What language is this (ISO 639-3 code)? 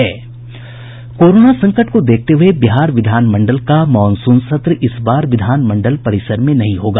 hin